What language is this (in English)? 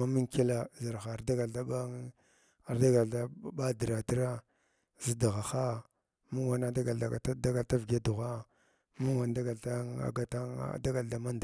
Glavda